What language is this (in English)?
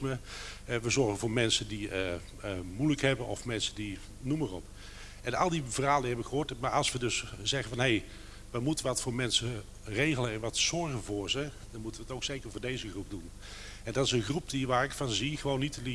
Dutch